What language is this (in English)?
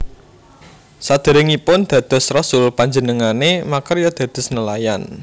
Javanese